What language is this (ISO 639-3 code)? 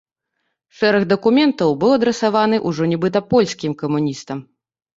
bel